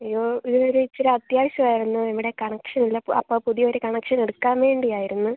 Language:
Malayalam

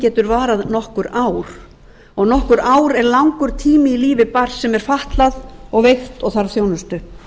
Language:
Icelandic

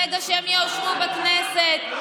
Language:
Hebrew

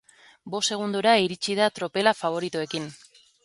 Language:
Basque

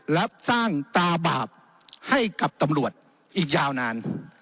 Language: Thai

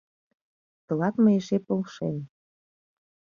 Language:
Mari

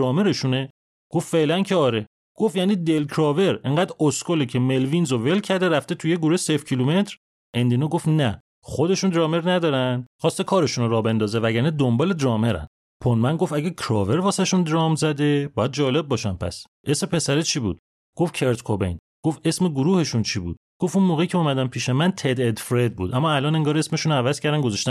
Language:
Persian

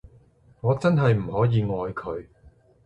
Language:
Cantonese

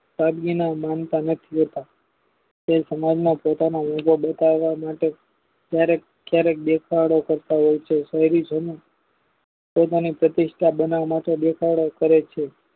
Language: Gujarati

